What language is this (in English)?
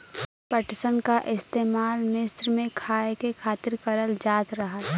Bhojpuri